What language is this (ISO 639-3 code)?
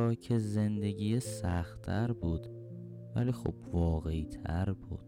fas